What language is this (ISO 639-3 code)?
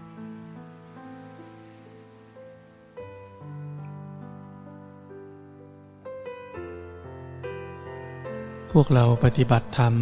tha